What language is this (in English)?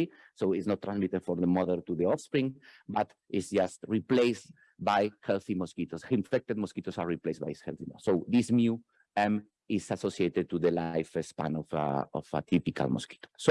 English